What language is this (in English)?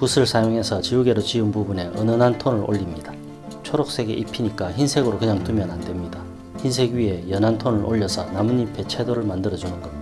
Korean